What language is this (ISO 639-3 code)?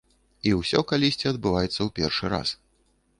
bel